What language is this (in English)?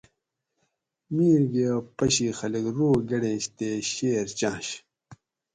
Gawri